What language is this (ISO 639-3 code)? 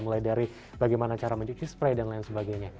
ind